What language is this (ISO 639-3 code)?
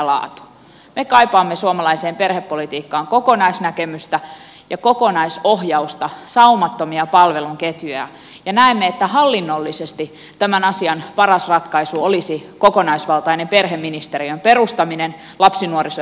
fin